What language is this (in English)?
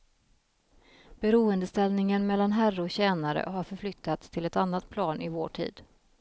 Swedish